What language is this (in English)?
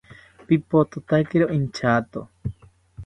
South Ucayali Ashéninka